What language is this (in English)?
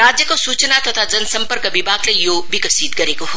Nepali